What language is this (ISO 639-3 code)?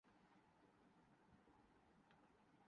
urd